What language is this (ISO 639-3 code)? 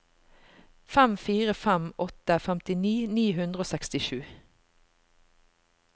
nor